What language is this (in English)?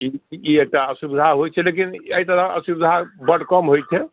Maithili